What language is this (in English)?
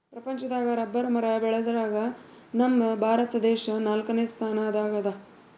Kannada